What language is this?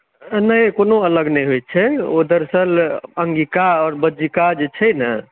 Maithili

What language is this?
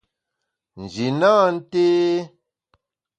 Bamun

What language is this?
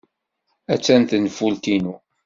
Kabyle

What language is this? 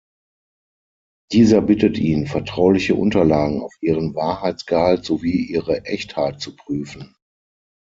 German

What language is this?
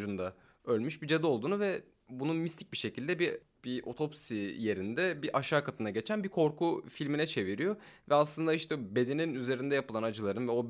Turkish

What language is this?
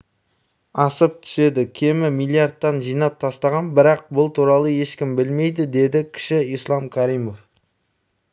Kazakh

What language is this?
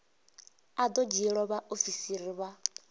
Venda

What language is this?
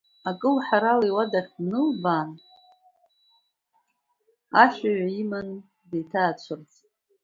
Abkhazian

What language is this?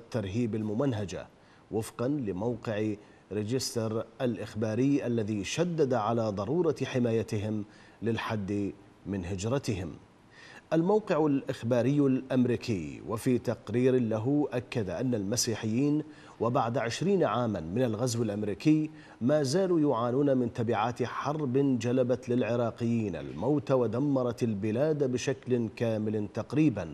Arabic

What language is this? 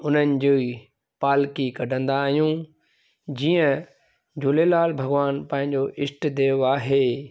Sindhi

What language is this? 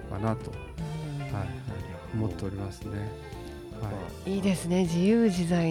Japanese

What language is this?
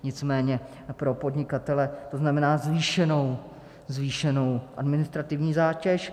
Czech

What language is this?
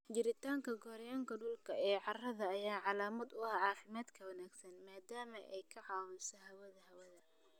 Somali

